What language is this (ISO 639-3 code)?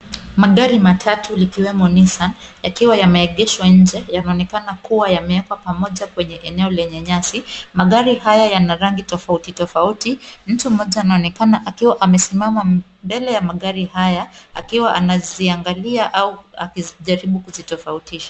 swa